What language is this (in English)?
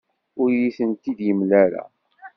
Kabyle